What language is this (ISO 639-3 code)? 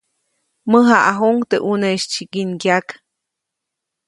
zoc